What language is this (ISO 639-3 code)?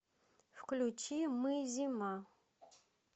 rus